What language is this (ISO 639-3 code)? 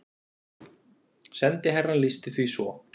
isl